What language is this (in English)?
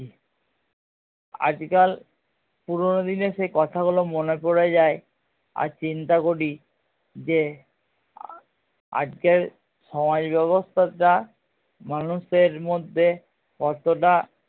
Bangla